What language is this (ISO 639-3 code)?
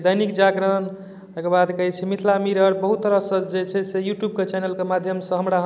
mai